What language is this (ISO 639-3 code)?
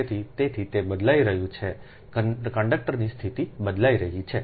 guj